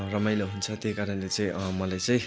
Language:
Nepali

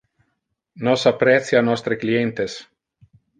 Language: Interlingua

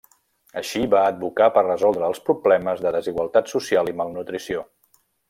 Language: Catalan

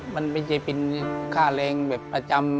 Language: Thai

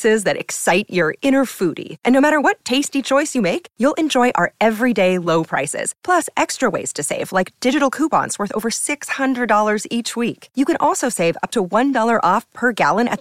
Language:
Swedish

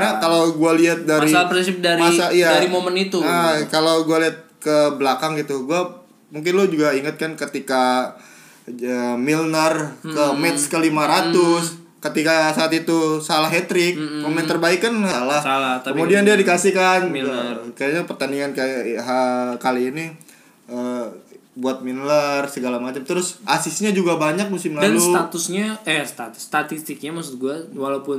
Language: Indonesian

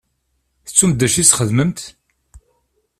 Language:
Kabyle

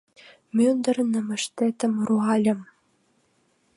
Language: Mari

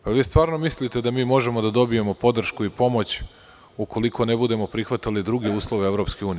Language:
Serbian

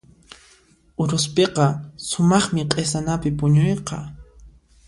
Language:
Puno Quechua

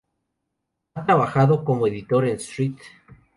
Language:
Spanish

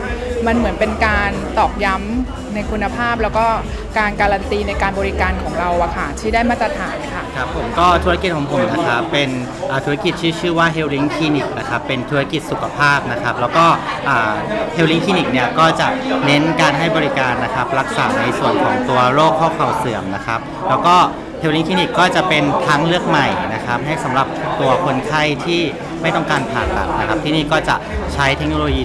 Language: Thai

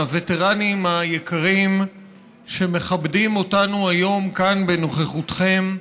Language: Hebrew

